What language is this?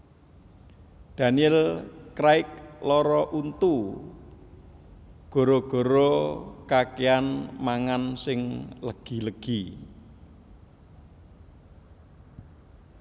Javanese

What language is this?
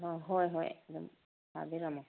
Manipuri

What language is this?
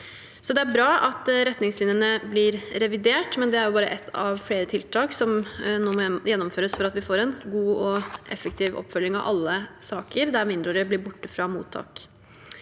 Norwegian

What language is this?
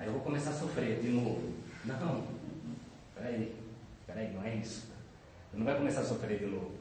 Portuguese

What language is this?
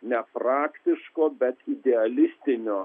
Lithuanian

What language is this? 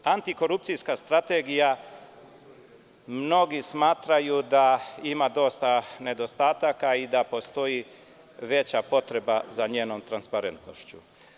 Serbian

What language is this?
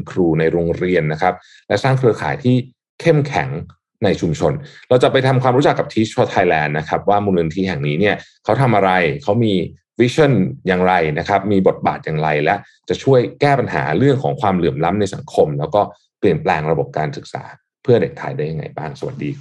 Thai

